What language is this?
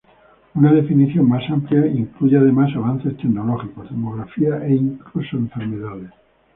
Spanish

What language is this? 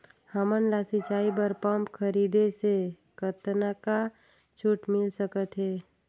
Chhattisgarhi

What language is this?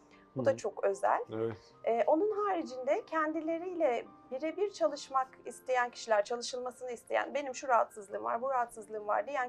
Turkish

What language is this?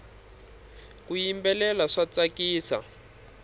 Tsonga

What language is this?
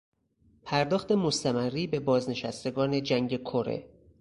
Persian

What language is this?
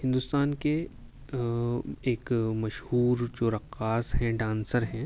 Urdu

